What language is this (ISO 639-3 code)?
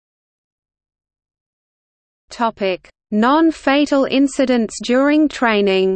eng